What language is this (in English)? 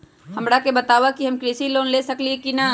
Magahi